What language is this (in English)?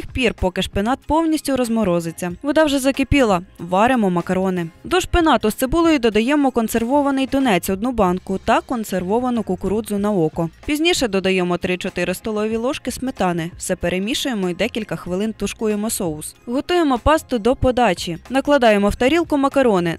Ukrainian